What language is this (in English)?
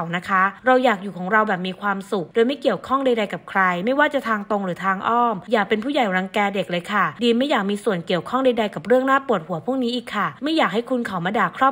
Thai